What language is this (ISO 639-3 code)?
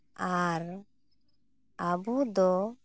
sat